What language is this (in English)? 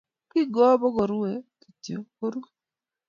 Kalenjin